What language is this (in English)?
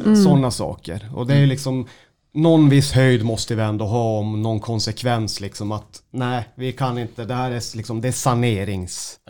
Swedish